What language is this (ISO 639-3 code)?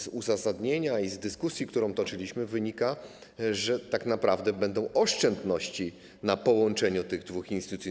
pol